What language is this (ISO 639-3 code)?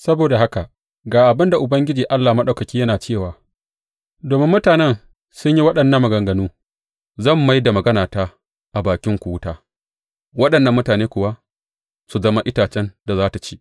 hau